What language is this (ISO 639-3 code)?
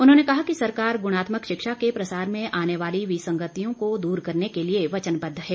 hin